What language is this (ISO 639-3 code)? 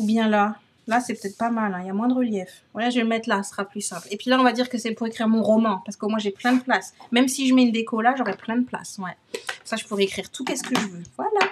fra